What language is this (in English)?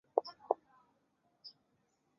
Chinese